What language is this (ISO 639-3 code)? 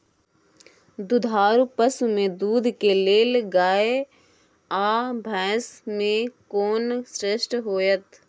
mai